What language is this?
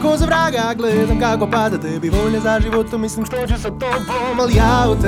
Croatian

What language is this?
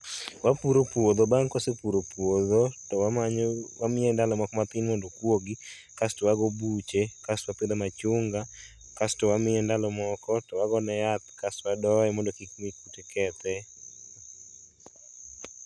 Luo (Kenya and Tanzania)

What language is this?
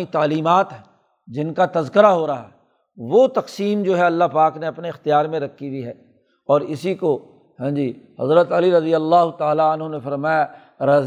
Urdu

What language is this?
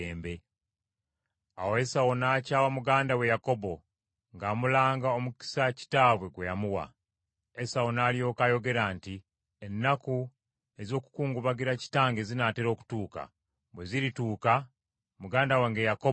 Ganda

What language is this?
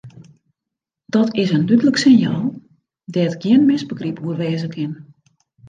Western Frisian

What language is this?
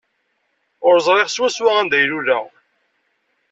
Kabyle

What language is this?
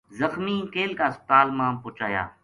Gujari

